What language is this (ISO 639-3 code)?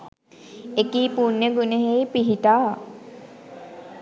sin